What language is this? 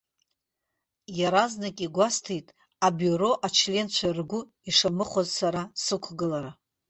Abkhazian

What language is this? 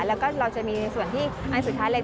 Thai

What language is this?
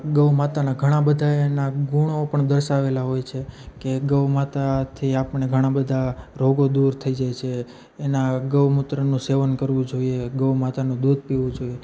Gujarati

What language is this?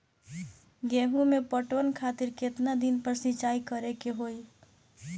Bhojpuri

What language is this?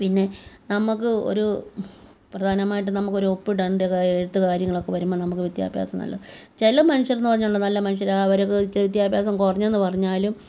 Malayalam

